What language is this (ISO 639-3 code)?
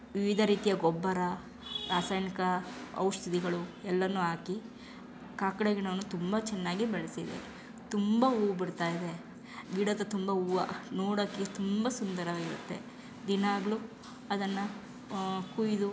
kan